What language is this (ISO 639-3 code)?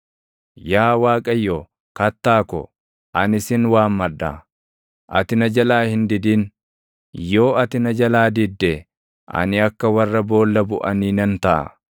orm